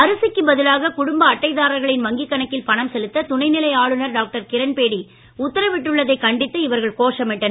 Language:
Tamil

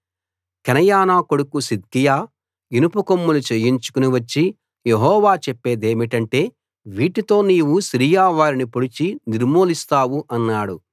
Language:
Telugu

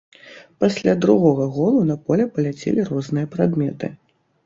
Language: Belarusian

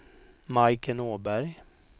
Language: Swedish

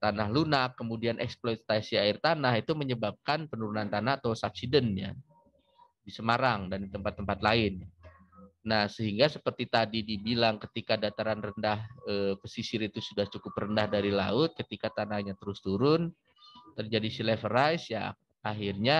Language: Indonesian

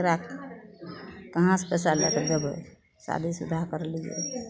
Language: Maithili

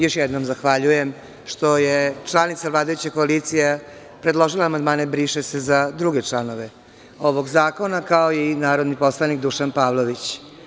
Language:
Serbian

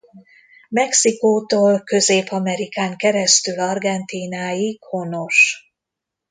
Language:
Hungarian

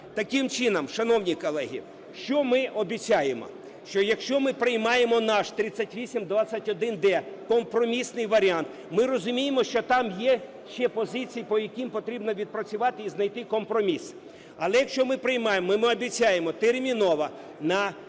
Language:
Ukrainian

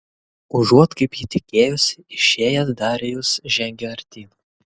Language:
Lithuanian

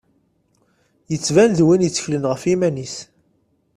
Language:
Kabyle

